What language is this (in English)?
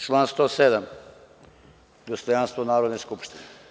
Serbian